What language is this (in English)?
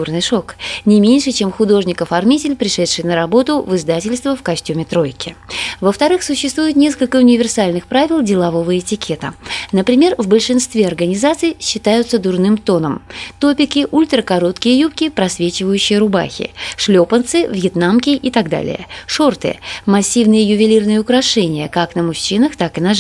Russian